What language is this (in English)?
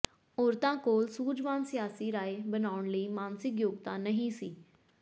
Punjabi